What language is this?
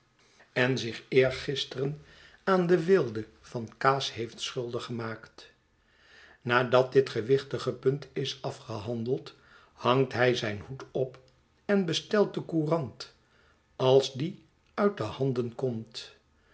Dutch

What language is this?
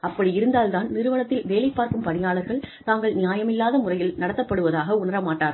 Tamil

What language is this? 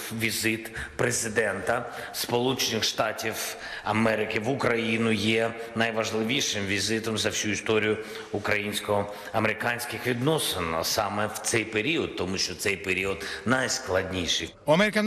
Greek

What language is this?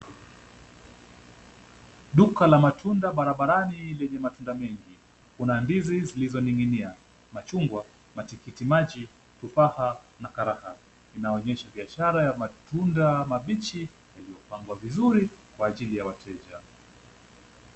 Swahili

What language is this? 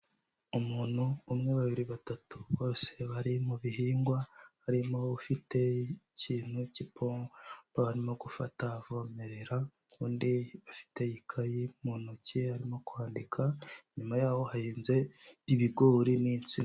Kinyarwanda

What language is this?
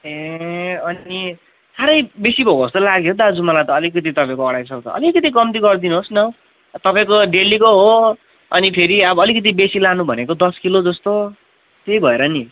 Nepali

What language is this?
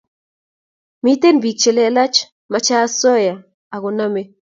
Kalenjin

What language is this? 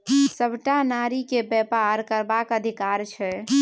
Maithili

